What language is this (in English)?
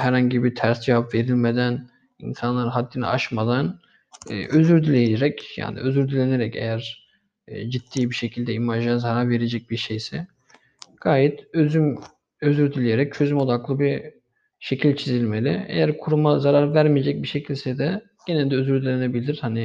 Turkish